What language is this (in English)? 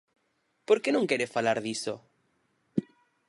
Galician